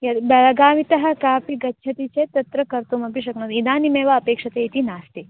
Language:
Sanskrit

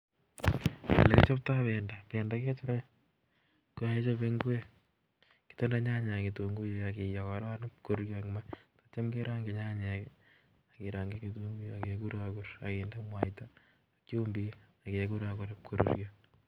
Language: Kalenjin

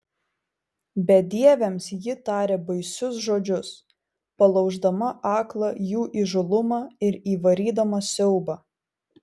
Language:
Lithuanian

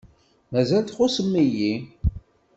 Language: Kabyle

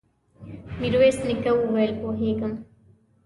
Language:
Pashto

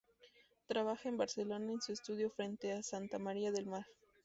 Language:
Spanish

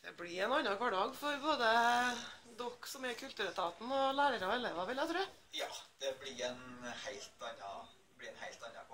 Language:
Norwegian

